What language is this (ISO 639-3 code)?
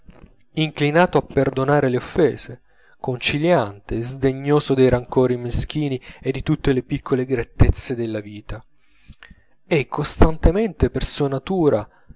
ita